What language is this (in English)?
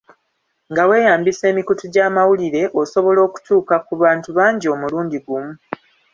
Ganda